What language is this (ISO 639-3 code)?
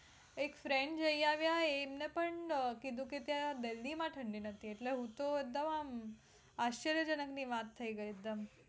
guj